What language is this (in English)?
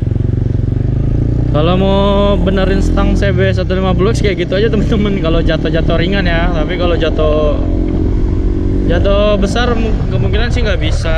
Indonesian